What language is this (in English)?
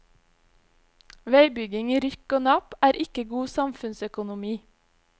Norwegian